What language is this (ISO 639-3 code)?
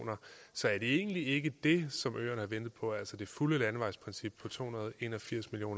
dan